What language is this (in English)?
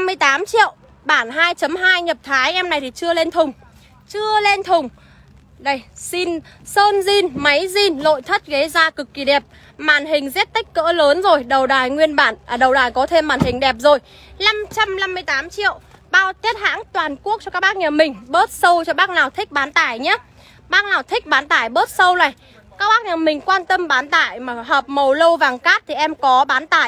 Vietnamese